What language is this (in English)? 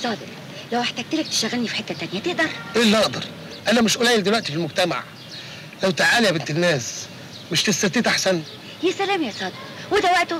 Arabic